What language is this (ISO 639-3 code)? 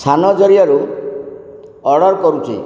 ori